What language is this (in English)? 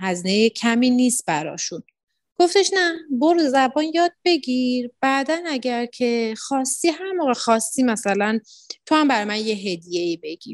Persian